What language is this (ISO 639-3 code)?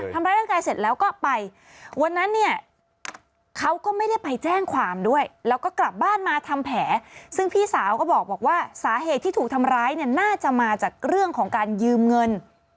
tha